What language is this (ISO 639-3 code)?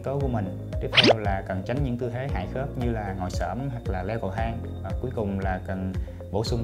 vie